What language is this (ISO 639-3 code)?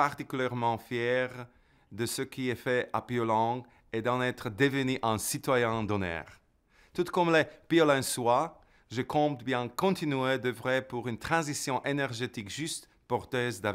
fra